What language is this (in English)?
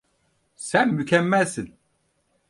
Turkish